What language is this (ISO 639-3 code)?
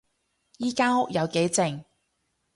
yue